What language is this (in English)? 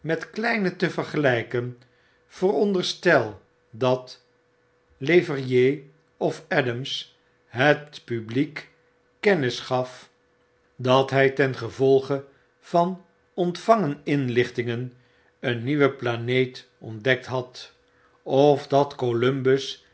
Dutch